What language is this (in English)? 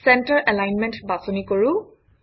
Assamese